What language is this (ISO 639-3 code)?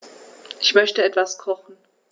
deu